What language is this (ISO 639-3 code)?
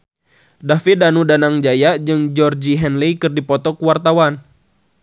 sun